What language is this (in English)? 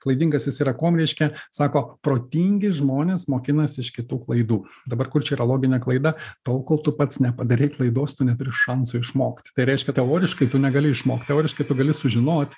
Lithuanian